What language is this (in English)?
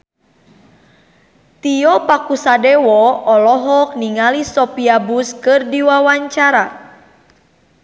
Sundanese